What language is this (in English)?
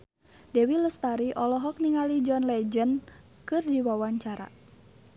Sundanese